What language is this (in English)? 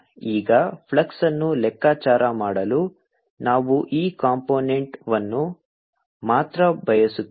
Kannada